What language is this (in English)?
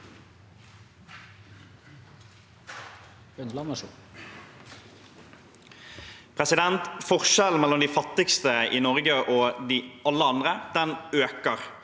Norwegian